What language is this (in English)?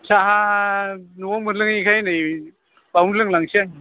Bodo